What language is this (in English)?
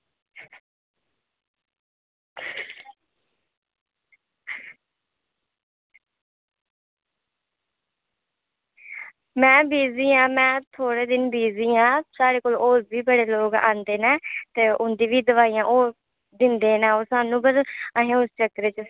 Dogri